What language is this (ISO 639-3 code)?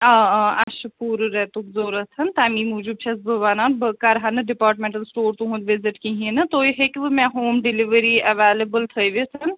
kas